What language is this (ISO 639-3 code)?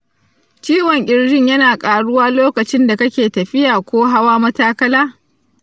hau